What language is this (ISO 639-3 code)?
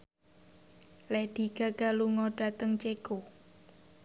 jav